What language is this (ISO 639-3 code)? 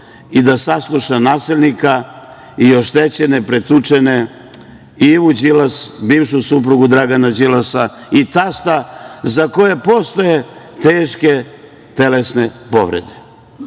srp